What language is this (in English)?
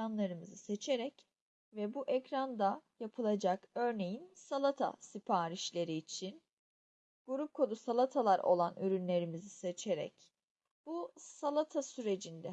Turkish